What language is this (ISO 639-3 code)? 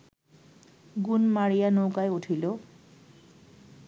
ben